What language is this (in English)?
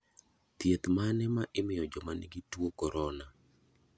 Luo (Kenya and Tanzania)